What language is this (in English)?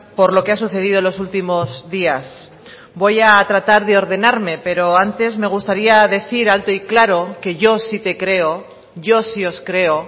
Spanish